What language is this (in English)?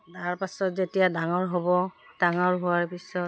Assamese